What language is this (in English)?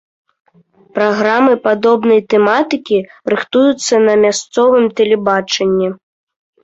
Belarusian